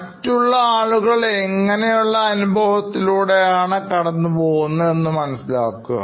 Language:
Malayalam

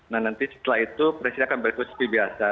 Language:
Indonesian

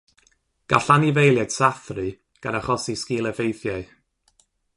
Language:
Welsh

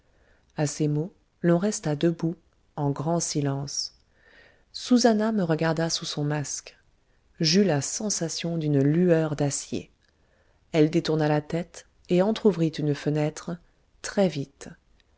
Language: French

